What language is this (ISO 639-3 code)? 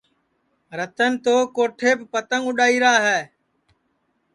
ssi